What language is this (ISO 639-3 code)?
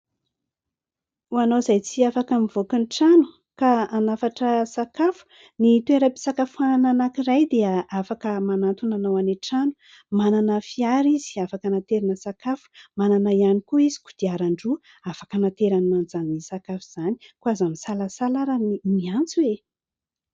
mlg